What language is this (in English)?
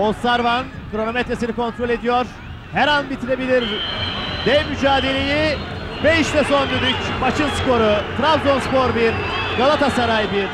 Turkish